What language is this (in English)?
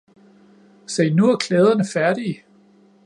Danish